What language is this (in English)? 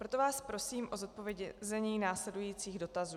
Czech